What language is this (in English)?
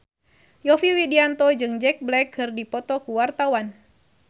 Sundanese